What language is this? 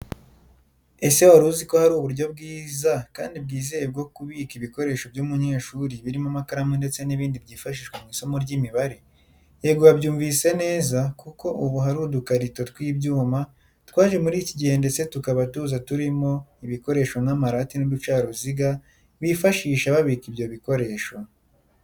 Kinyarwanda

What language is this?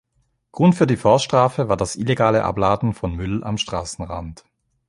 German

